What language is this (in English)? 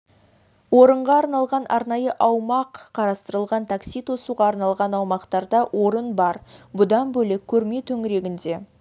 Kazakh